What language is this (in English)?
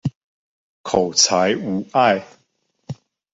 Chinese